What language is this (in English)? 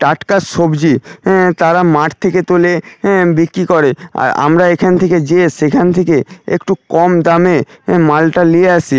Bangla